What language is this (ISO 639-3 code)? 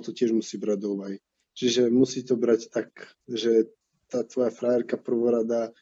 slk